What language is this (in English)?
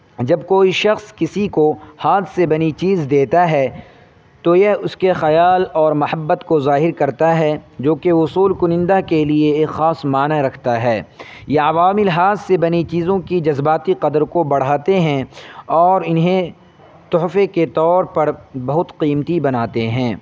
Urdu